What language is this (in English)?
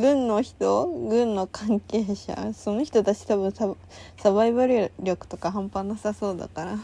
Japanese